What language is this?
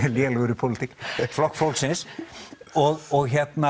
Icelandic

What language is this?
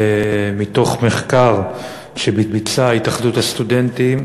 Hebrew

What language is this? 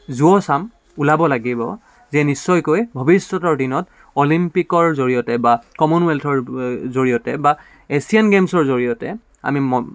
Assamese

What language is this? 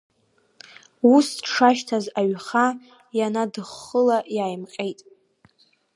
Abkhazian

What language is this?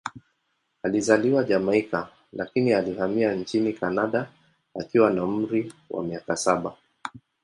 Swahili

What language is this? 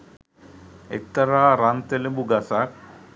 Sinhala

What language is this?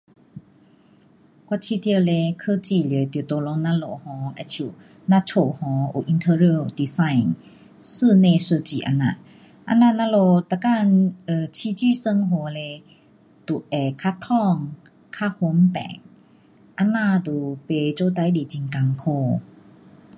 Pu-Xian Chinese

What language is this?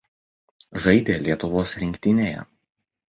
Lithuanian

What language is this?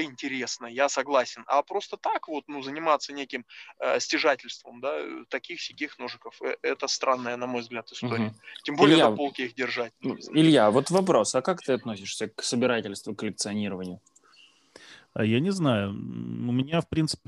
Russian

